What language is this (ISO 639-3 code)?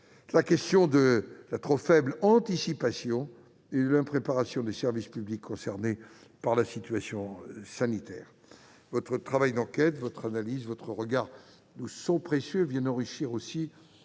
fra